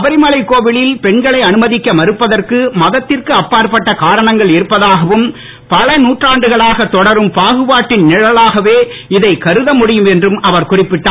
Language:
Tamil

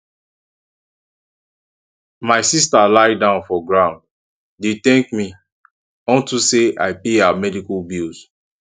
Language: Nigerian Pidgin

